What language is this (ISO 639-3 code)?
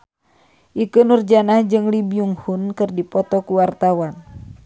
sun